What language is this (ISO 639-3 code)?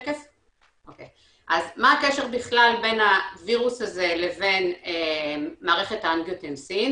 heb